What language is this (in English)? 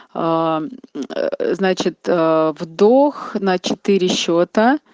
Russian